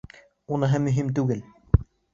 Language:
Bashkir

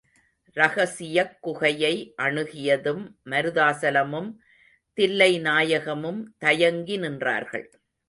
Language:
Tamil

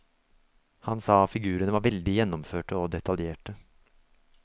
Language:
Norwegian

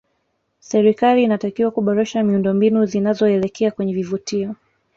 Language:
Swahili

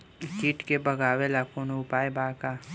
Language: Bhojpuri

